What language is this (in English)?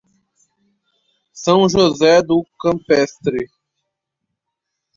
Portuguese